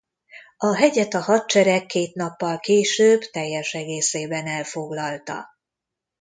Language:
Hungarian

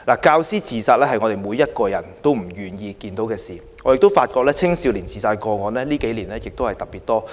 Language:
Cantonese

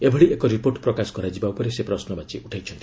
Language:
Odia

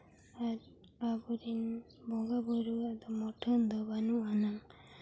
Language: Santali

